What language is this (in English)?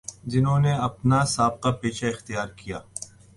Urdu